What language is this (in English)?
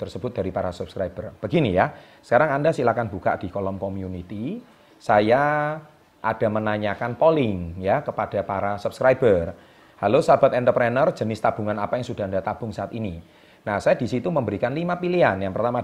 Indonesian